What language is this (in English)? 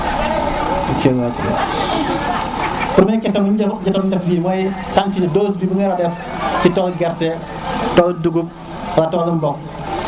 Serer